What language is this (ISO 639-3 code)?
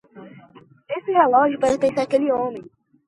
por